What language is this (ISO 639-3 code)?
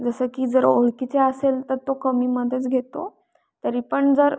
mar